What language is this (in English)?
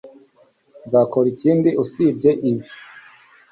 Kinyarwanda